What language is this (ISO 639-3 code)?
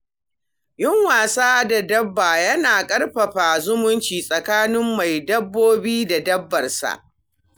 hau